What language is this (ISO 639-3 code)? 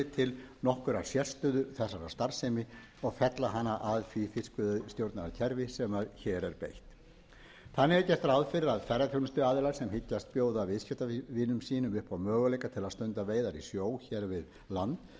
isl